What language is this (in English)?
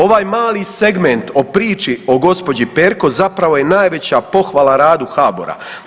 Croatian